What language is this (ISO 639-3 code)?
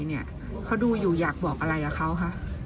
tha